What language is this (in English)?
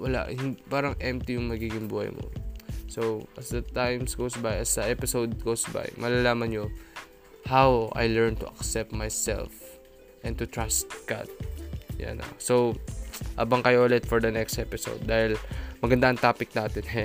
Filipino